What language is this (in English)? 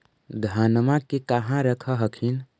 Magahi